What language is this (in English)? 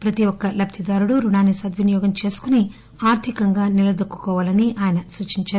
Telugu